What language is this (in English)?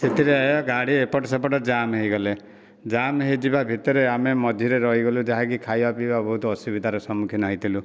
Odia